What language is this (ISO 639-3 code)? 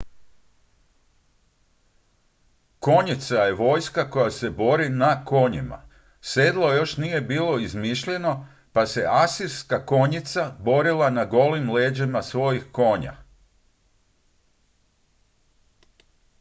hrv